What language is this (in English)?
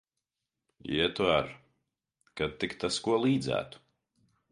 Latvian